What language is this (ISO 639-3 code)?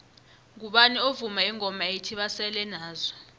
nbl